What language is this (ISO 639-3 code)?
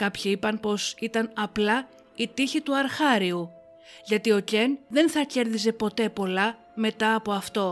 ell